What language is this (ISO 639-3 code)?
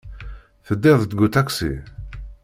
kab